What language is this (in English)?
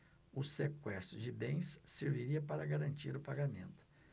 Portuguese